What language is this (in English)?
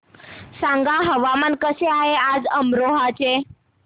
Marathi